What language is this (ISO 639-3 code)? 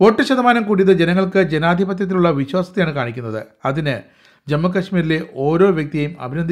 ara